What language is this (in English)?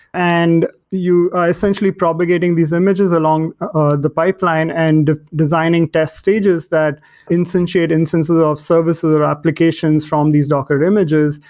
English